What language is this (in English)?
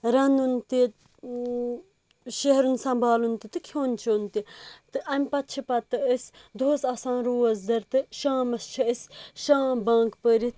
Kashmiri